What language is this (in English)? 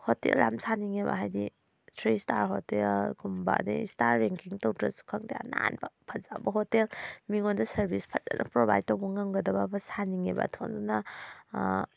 Manipuri